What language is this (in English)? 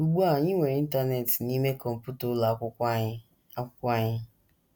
Igbo